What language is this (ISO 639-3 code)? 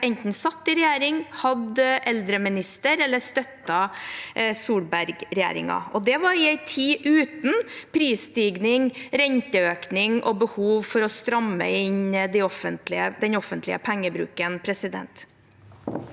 nor